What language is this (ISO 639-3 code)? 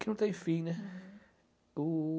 por